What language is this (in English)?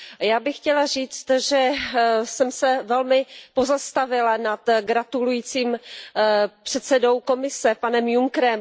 Czech